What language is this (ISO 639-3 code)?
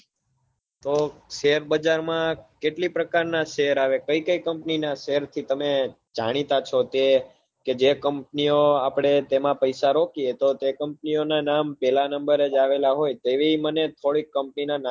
guj